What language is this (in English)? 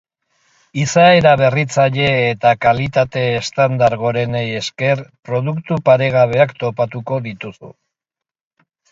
Basque